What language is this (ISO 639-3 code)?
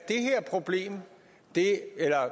dan